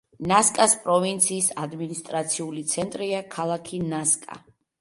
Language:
Georgian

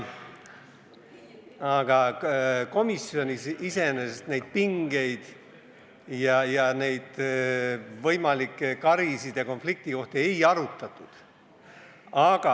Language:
Estonian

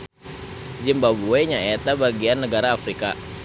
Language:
Sundanese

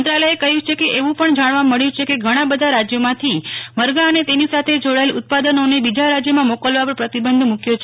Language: Gujarati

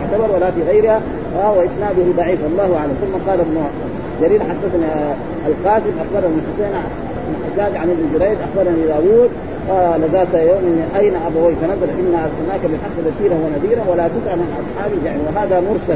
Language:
Arabic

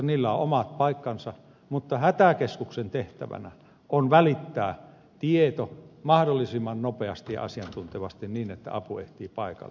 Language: Finnish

